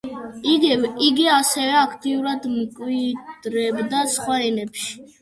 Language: Georgian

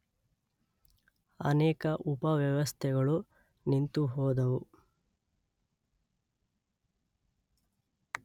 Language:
Kannada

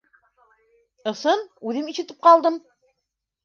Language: Bashkir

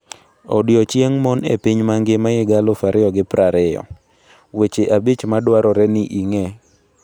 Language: Luo (Kenya and Tanzania)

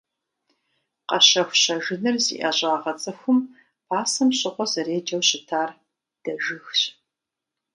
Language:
Kabardian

